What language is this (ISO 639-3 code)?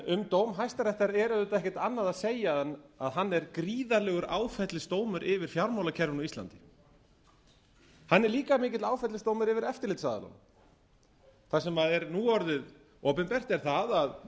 isl